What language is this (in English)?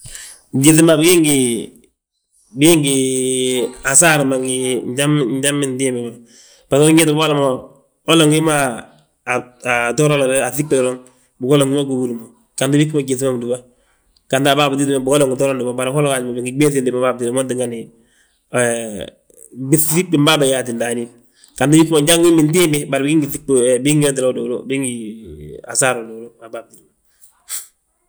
Balanta-Ganja